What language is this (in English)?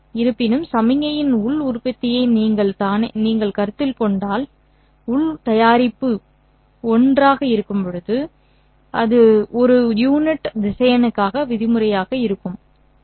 Tamil